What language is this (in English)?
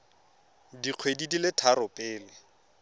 Tswana